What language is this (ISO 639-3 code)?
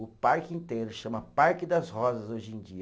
por